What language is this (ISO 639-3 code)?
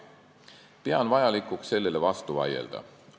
est